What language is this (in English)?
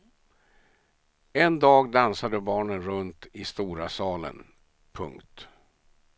Swedish